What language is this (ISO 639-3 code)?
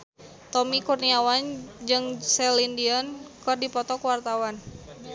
sun